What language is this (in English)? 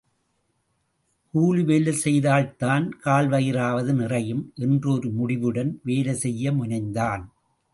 Tamil